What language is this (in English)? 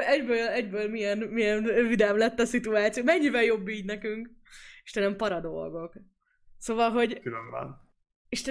Hungarian